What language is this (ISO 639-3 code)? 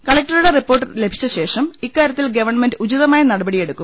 mal